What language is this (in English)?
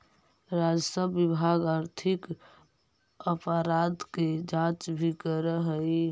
Magahi